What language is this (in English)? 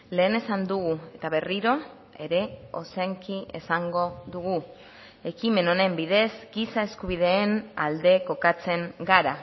Basque